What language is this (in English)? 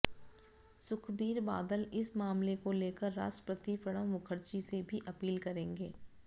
Hindi